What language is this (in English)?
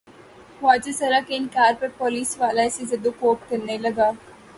Urdu